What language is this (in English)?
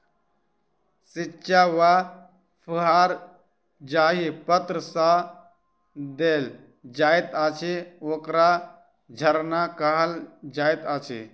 Maithili